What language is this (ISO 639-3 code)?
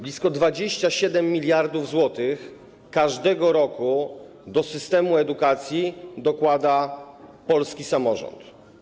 pol